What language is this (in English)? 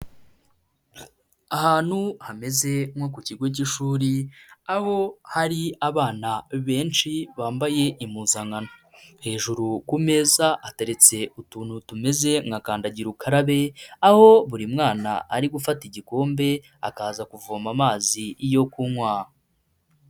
Kinyarwanda